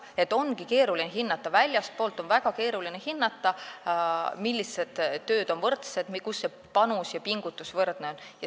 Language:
Estonian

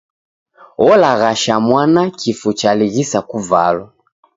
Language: Taita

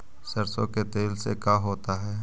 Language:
Magahi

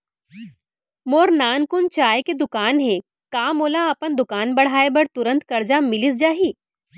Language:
Chhattisgarhi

